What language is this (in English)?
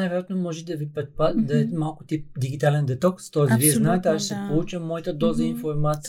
Bulgarian